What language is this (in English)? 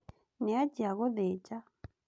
Kikuyu